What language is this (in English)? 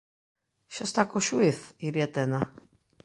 Galician